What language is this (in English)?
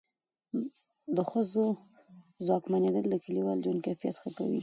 Pashto